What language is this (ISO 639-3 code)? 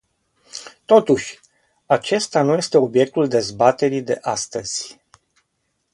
ron